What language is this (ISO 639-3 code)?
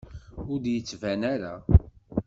kab